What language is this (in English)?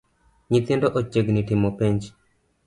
Luo (Kenya and Tanzania)